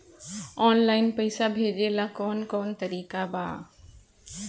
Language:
Bhojpuri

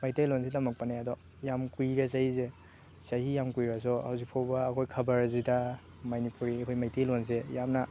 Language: Manipuri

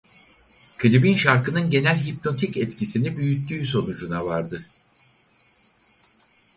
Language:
Turkish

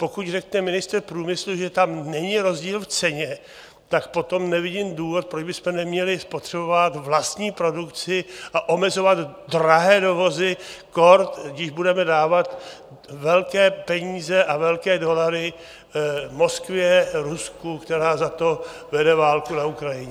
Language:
Czech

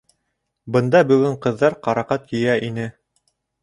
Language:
Bashkir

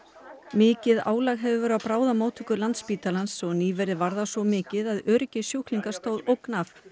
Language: Icelandic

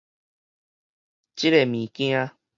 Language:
Min Nan Chinese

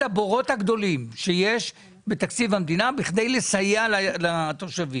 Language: Hebrew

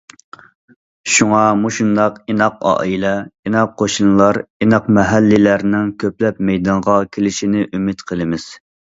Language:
Uyghur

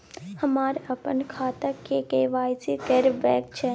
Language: Maithili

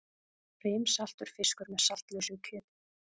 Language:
Icelandic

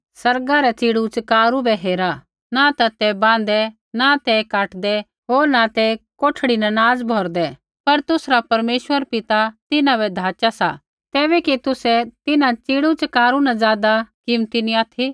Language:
Kullu Pahari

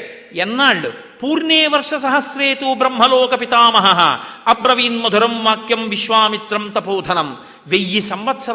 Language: Telugu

